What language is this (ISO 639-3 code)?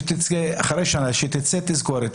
heb